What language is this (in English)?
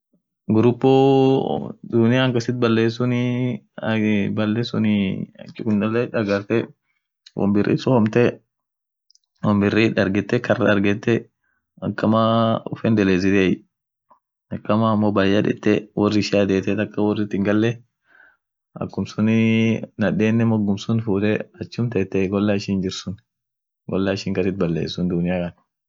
Orma